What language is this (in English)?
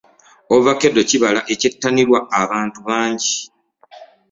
Ganda